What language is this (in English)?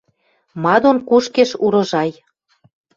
Western Mari